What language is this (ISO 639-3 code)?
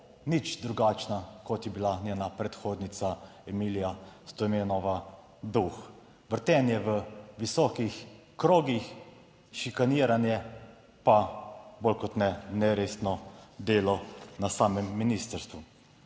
slv